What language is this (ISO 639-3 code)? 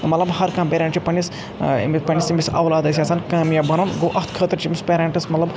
kas